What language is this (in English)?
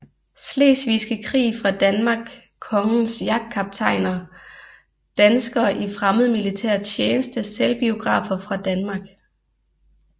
Danish